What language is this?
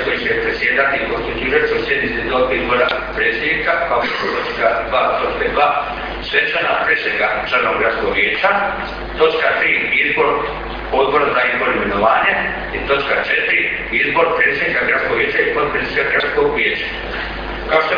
Croatian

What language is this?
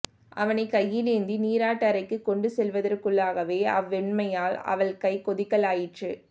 Tamil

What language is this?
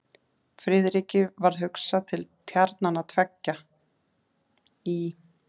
Icelandic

